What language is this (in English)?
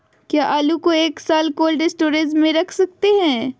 Magahi